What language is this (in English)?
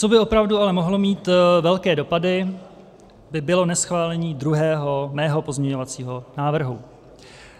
Czech